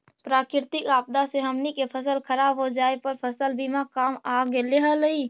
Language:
Magahi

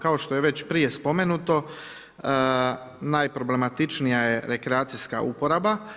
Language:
Croatian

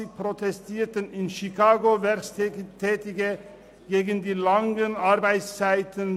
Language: Swiss German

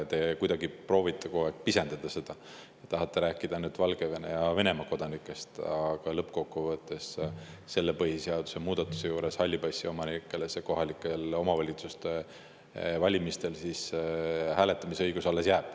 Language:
Estonian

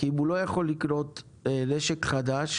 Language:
Hebrew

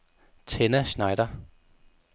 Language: Danish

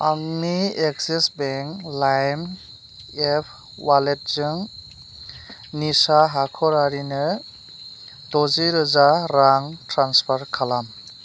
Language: Bodo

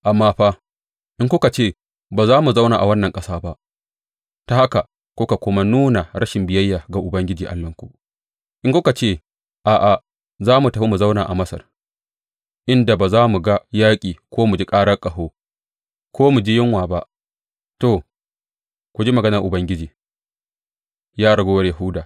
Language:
Hausa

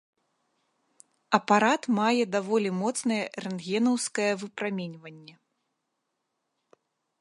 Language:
Belarusian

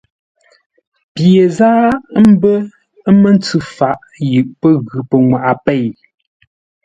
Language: Ngombale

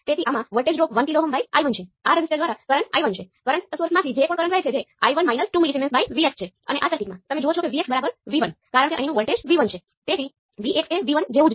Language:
Gujarati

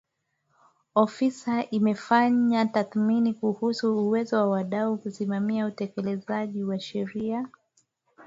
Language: Swahili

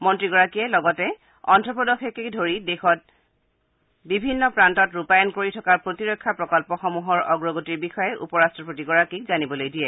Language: Assamese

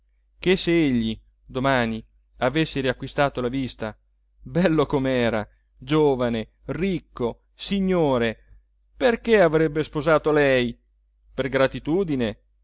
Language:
Italian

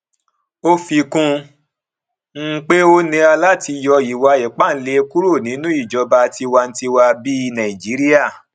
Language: Yoruba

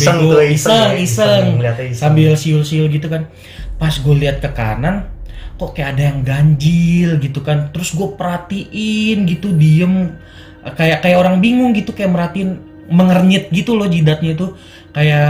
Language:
Indonesian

